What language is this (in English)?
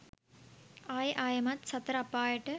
Sinhala